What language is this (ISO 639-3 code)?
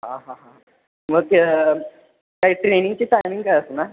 mar